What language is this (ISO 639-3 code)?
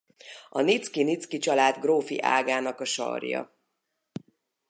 hun